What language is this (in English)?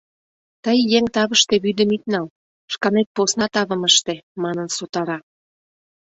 Mari